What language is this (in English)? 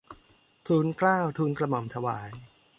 Thai